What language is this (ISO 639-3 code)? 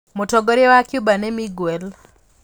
kik